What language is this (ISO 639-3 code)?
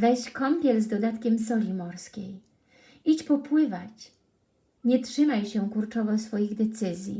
pol